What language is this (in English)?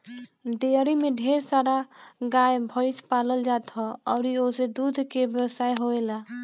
Bhojpuri